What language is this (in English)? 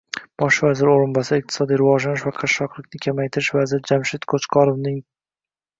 Uzbek